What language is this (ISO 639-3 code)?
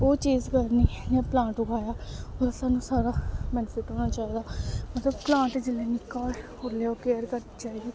doi